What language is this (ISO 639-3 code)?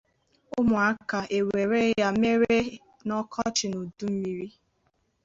ibo